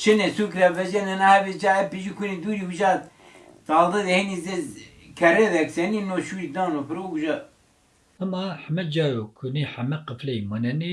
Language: Turkish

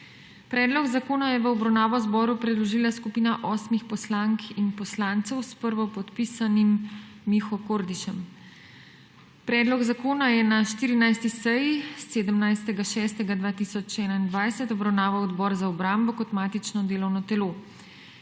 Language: Slovenian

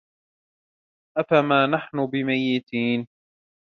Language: Arabic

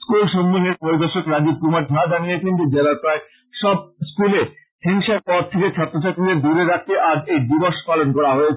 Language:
Bangla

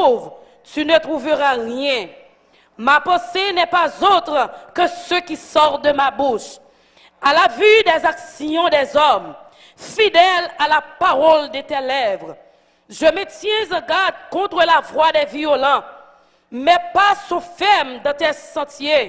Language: French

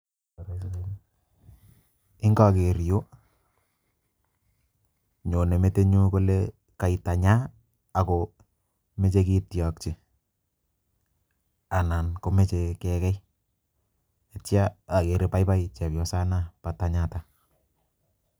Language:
Kalenjin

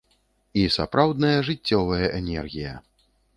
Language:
Belarusian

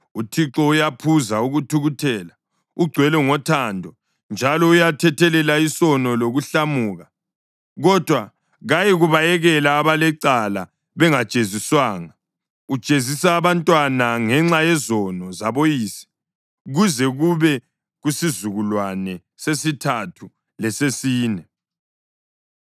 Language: North Ndebele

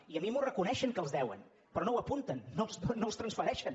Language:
Catalan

